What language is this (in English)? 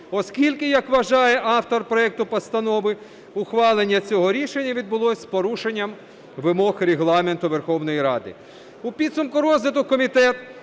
Ukrainian